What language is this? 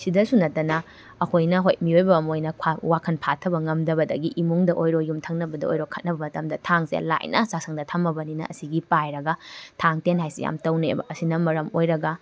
Manipuri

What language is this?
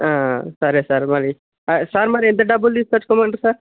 Telugu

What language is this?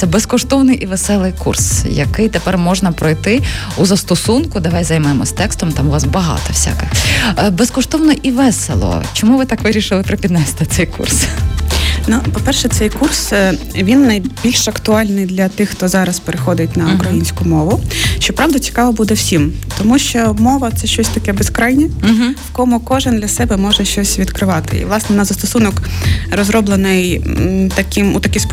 Ukrainian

